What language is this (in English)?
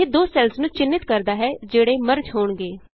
Punjabi